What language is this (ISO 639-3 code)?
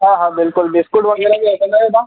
snd